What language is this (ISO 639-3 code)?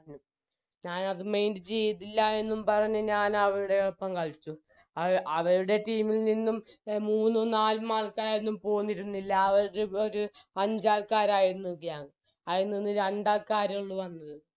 mal